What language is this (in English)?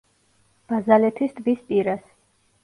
Georgian